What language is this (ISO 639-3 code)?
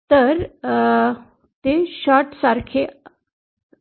mar